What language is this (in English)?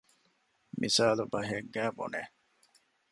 Divehi